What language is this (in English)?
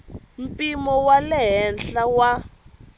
Tsonga